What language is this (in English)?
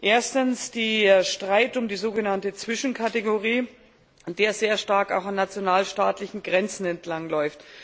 German